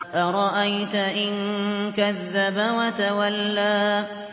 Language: Arabic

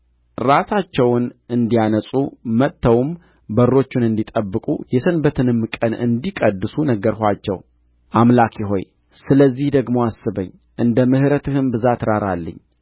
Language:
Amharic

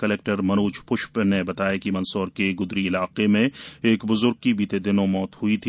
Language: Hindi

